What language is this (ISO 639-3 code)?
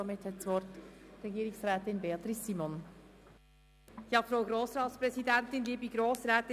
gsw